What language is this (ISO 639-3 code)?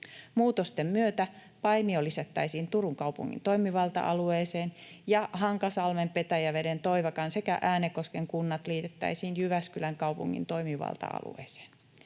fin